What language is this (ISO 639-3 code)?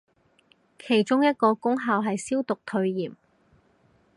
yue